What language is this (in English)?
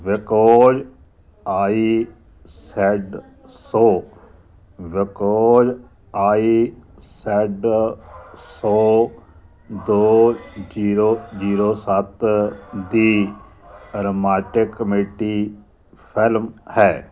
Punjabi